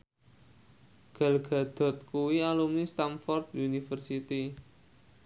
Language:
Javanese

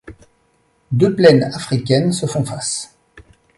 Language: French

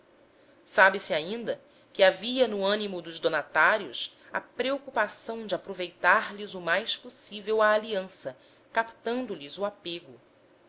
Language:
Portuguese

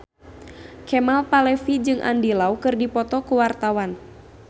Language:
Sundanese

